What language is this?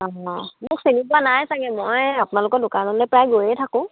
Assamese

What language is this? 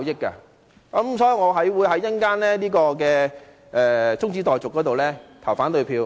Cantonese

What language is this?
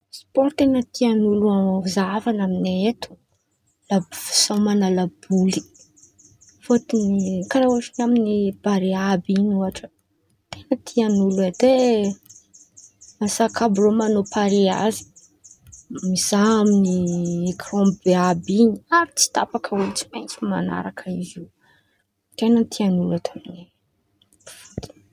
Antankarana Malagasy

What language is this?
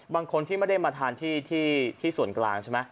Thai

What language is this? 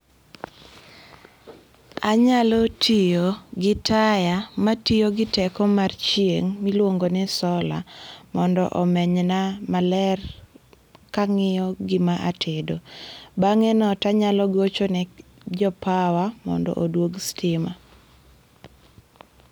Luo (Kenya and Tanzania)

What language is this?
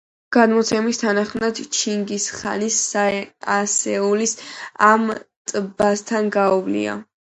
Georgian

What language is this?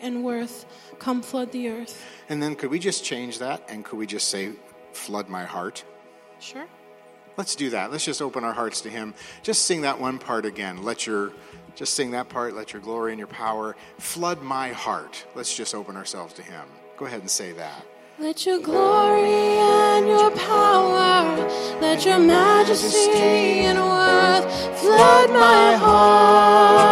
English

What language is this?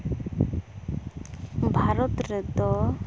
Santali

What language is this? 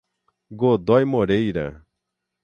Portuguese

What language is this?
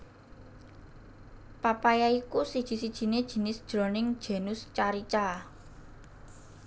Javanese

